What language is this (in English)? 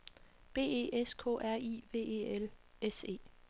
Danish